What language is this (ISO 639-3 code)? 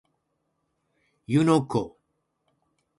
jpn